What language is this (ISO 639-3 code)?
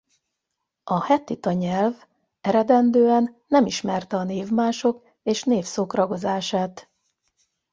hun